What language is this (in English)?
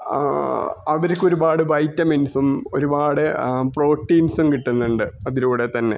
Malayalam